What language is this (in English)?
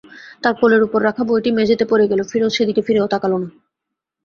Bangla